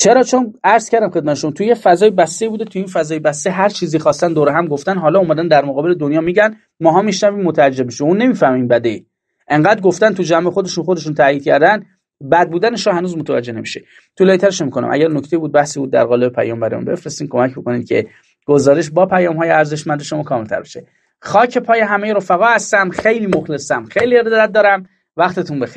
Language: Persian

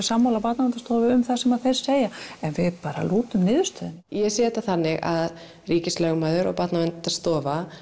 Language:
Icelandic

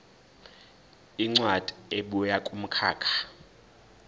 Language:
Zulu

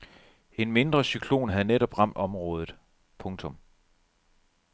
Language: Danish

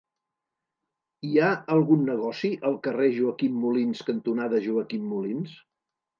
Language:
Catalan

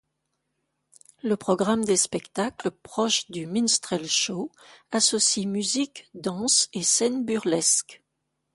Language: French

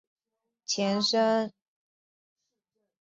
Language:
Chinese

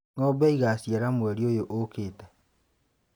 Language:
Kikuyu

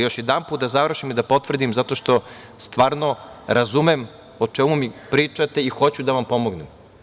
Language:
Serbian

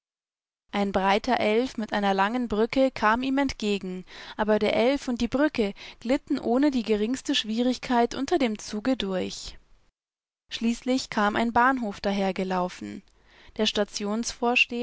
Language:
German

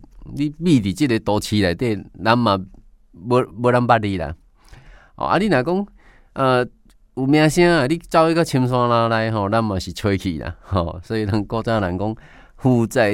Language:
Chinese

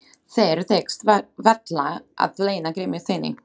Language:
Icelandic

